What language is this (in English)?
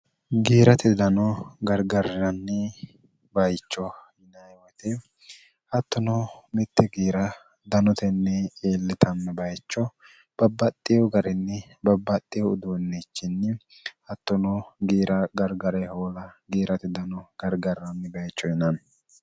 Sidamo